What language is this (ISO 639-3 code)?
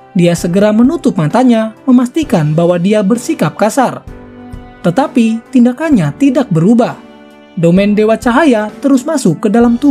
ind